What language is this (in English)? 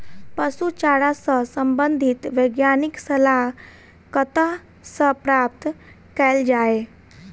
Maithili